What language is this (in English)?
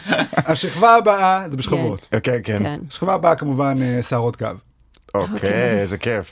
Hebrew